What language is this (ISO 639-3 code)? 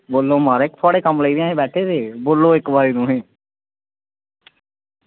doi